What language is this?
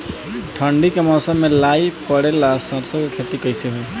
Bhojpuri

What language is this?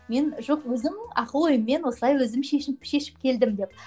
Kazakh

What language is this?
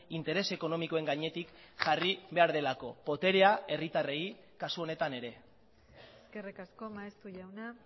Basque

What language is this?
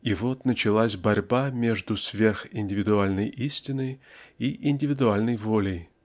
Russian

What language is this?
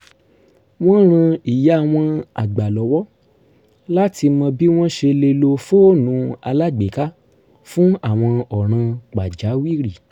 Yoruba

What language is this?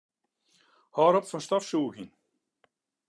Western Frisian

